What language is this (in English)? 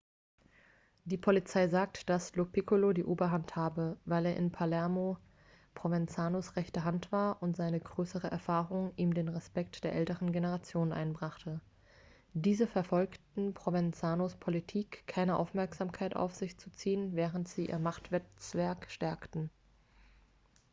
German